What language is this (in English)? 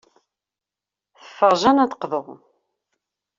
Kabyle